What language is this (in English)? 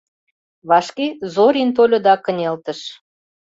Mari